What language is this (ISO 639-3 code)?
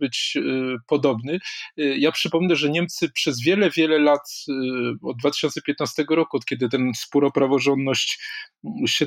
pol